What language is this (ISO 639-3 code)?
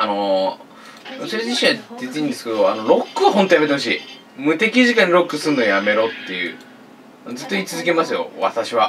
jpn